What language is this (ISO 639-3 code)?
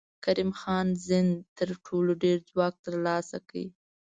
pus